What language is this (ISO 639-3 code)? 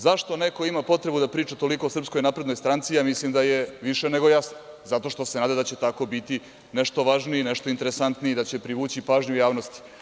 srp